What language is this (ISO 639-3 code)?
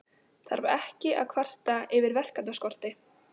isl